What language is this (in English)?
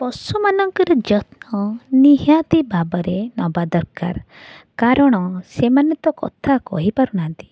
Odia